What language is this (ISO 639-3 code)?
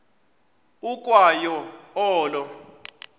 xho